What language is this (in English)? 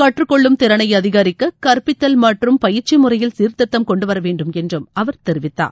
Tamil